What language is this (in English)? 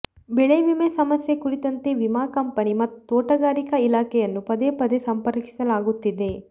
Kannada